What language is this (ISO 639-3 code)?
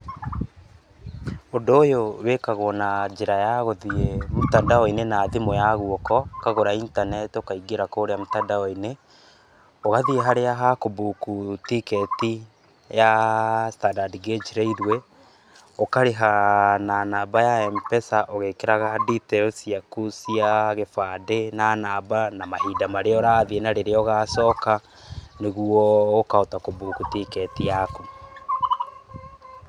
kik